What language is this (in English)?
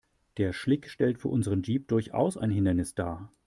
German